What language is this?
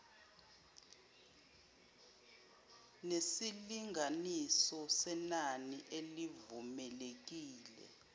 Zulu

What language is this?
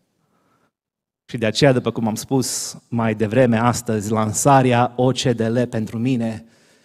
Romanian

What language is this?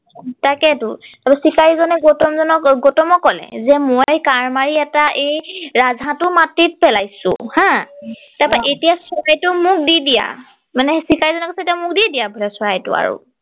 Assamese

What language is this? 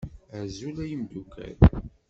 Kabyle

